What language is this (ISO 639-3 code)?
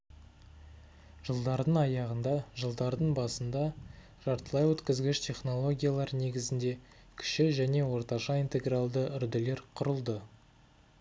kaz